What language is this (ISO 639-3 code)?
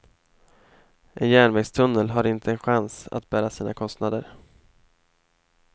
swe